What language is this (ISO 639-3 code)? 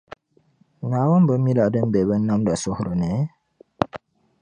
dag